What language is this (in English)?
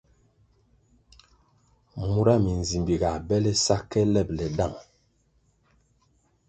Kwasio